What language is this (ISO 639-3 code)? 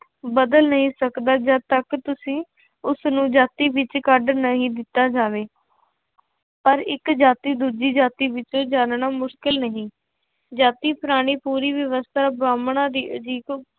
pan